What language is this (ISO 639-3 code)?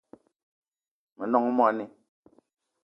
eto